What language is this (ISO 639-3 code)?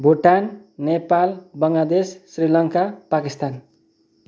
nep